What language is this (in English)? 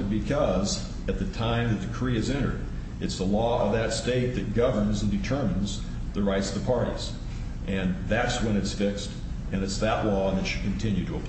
English